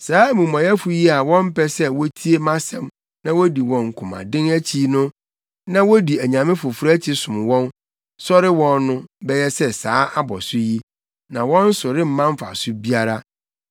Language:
Akan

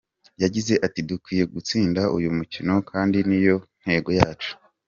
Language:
Kinyarwanda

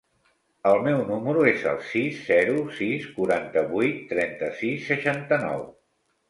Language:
Catalan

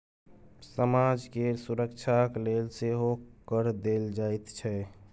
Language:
Maithili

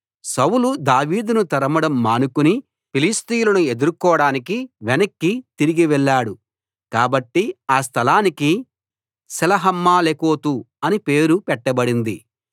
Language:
Telugu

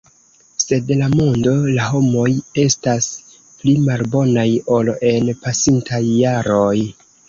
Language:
Esperanto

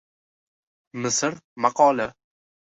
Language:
Uzbek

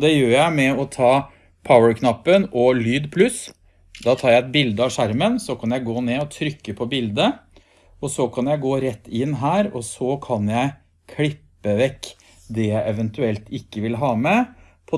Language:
Norwegian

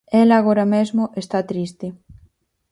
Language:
Galician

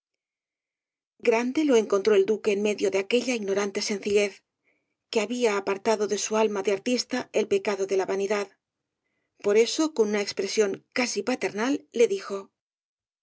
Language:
Spanish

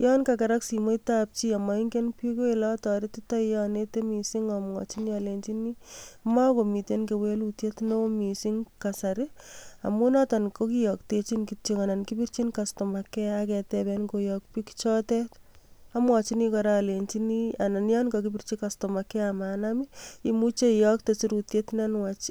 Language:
Kalenjin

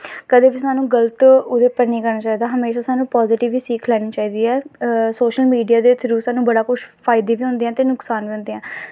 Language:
Dogri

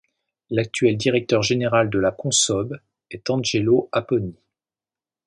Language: French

